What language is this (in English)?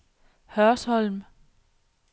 Danish